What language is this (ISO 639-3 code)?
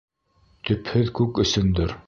bak